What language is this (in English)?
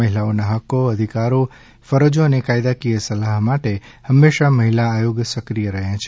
Gujarati